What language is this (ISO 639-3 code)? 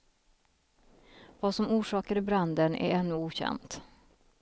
swe